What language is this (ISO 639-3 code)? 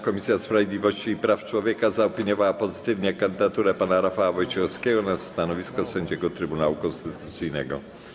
pol